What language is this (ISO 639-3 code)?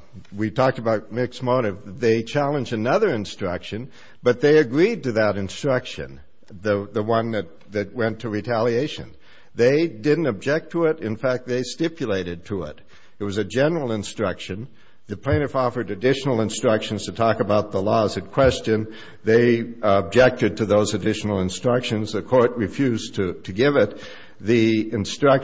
eng